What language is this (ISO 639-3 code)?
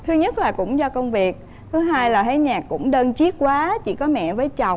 vie